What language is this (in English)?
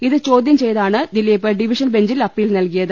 Malayalam